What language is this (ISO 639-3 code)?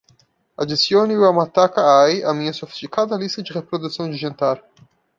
por